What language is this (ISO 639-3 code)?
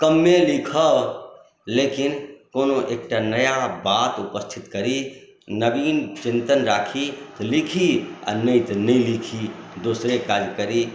mai